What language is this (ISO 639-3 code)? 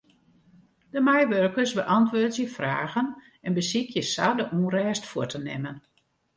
fry